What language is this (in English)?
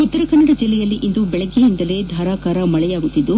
Kannada